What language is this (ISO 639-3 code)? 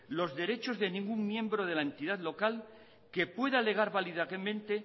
spa